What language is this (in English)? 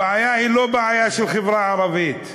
Hebrew